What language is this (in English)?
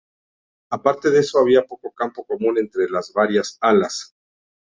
Spanish